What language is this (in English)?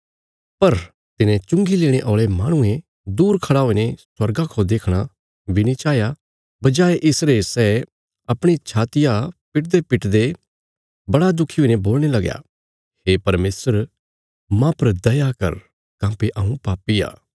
Bilaspuri